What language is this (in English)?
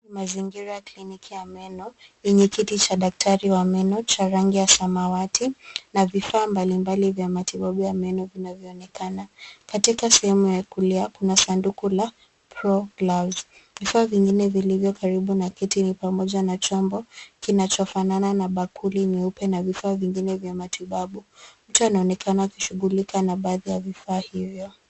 Swahili